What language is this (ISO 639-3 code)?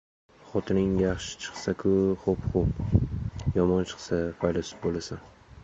uzb